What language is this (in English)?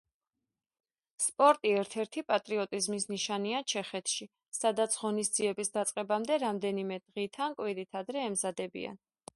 Georgian